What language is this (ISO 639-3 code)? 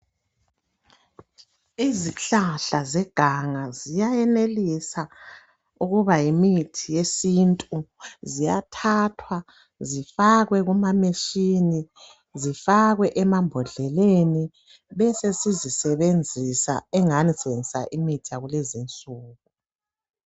nde